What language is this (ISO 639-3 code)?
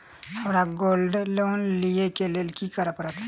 mai